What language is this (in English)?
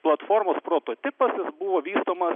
Lithuanian